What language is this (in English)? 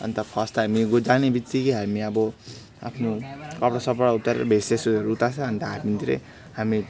Nepali